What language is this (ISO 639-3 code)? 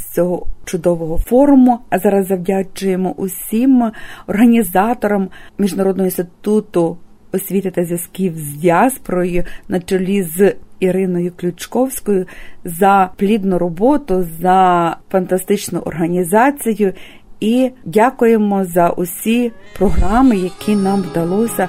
ukr